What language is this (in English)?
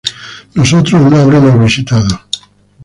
Spanish